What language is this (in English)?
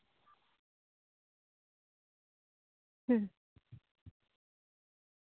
Santali